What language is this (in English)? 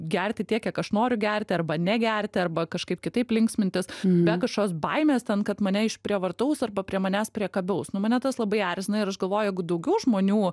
Lithuanian